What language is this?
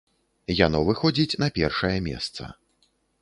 Belarusian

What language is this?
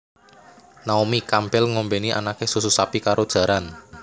Javanese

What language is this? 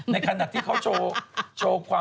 Thai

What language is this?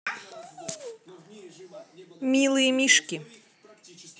Russian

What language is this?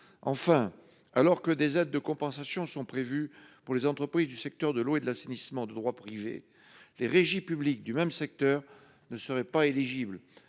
French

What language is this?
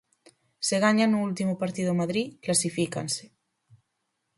Galician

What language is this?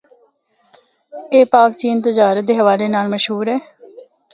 Northern Hindko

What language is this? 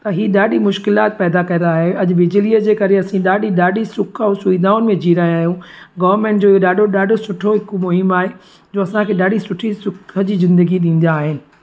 Sindhi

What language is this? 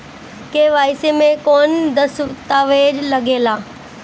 Bhojpuri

